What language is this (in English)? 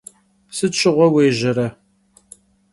Kabardian